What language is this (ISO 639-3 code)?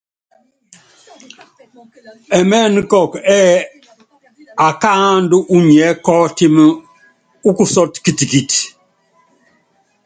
yav